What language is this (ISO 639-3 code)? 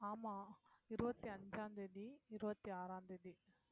tam